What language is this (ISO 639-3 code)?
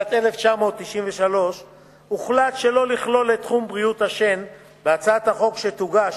heb